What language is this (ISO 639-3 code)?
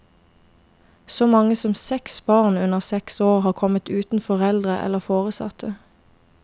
nor